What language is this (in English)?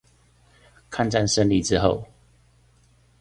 Chinese